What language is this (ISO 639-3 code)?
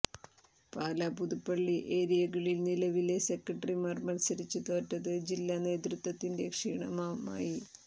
mal